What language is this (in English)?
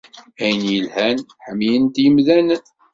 Kabyle